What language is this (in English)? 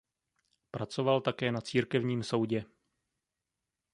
Czech